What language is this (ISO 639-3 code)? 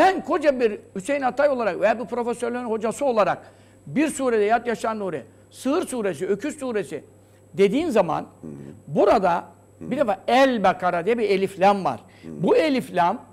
tur